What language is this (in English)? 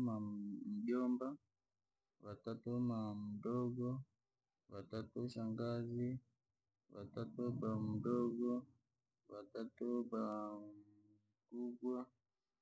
Langi